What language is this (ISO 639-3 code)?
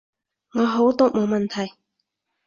yue